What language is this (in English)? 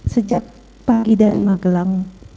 Indonesian